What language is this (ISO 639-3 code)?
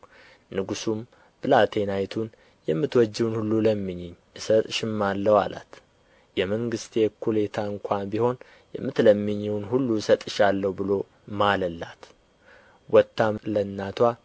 amh